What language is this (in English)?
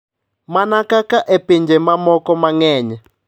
Luo (Kenya and Tanzania)